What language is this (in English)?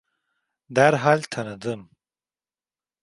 Turkish